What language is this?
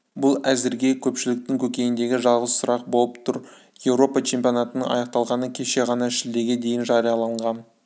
Kazakh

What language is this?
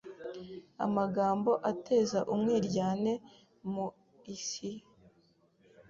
Kinyarwanda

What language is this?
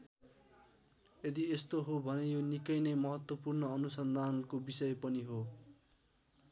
Nepali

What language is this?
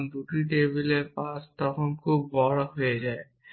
Bangla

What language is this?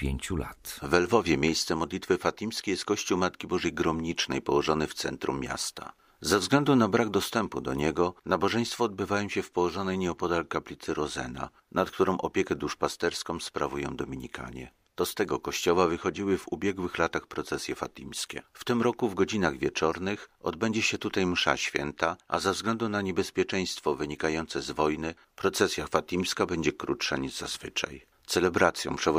Polish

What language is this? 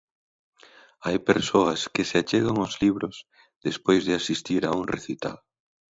Galician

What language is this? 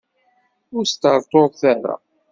Kabyle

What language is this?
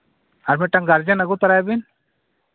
Santali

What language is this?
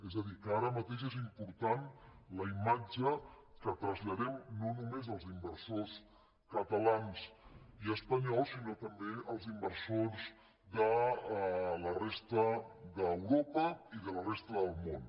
Catalan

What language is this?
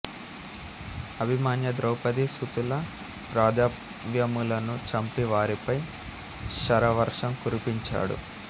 Telugu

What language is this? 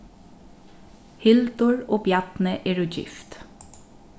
Faroese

